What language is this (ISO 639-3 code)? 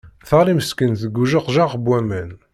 kab